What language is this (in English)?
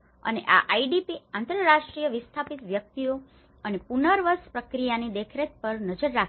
Gujarati